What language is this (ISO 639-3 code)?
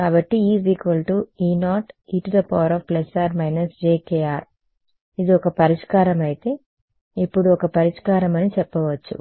tel